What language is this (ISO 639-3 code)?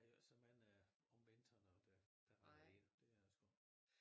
dan